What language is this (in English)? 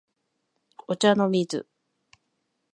Japanese